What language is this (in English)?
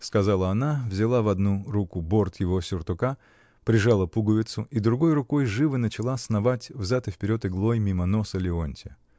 Russian